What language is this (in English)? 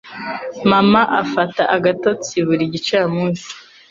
Kinyarwanda